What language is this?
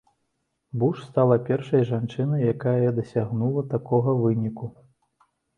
Belarusian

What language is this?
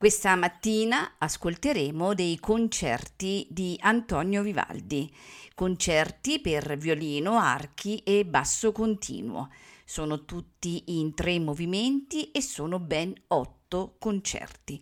Italian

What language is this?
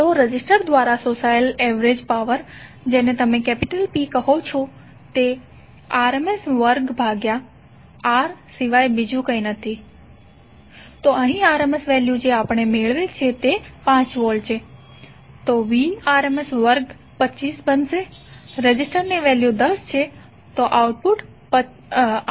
Gujarati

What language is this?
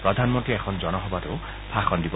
Assamese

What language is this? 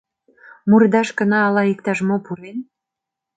Mari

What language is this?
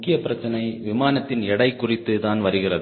Tamil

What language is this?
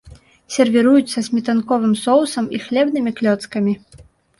Belarusian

